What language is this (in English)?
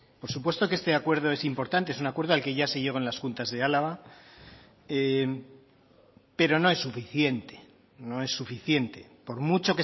Spanish